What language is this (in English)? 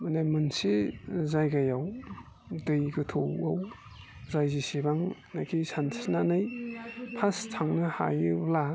Bodo